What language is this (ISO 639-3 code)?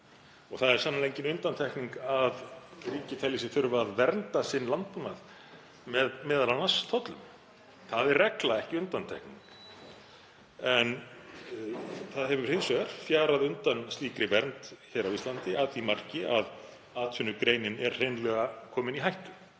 isl